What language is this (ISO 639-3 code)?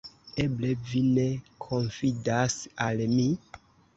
epo